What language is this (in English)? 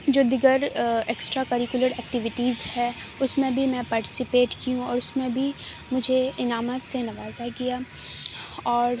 Urdu